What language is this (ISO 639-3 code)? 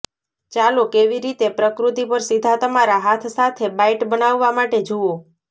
guj